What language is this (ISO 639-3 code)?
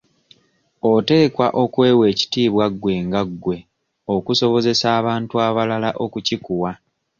lug